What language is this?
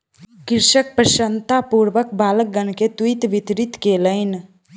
Maithili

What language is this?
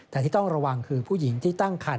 Thai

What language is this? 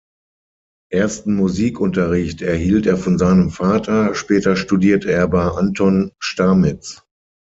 German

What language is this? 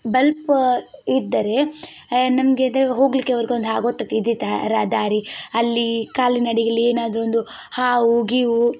Kannada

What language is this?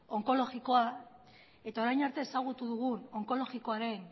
Basque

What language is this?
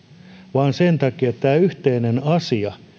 Finnish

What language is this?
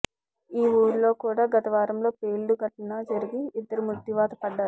Telugu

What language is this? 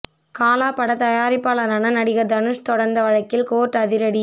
Tamil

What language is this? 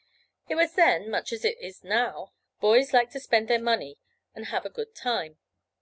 English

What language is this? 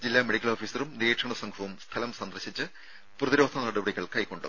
Malayalam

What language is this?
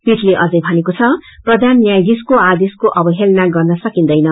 Nepali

